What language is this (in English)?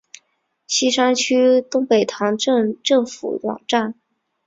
Chinese